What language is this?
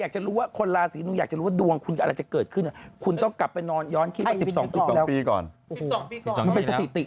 Thai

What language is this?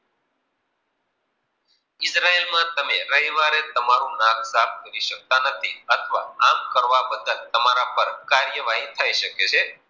Gujarati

